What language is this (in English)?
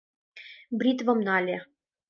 Mari